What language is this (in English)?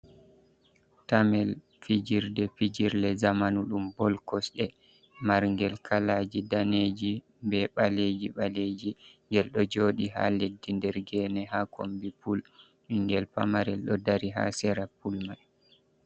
Fula